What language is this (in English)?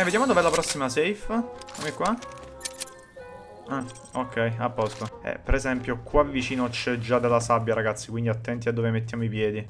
Italian